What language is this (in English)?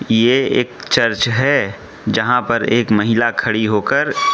Hindi